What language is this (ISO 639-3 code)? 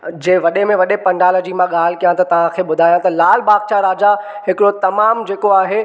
snd